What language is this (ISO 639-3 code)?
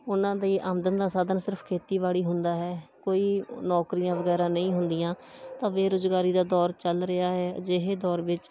pan